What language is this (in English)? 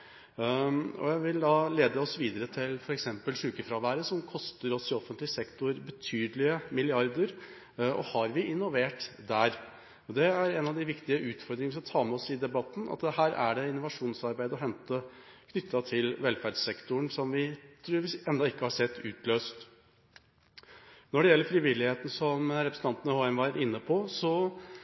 Norwegian Bokmål